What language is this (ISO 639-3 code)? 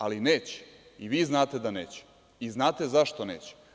srp